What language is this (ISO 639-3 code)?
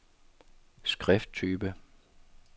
dan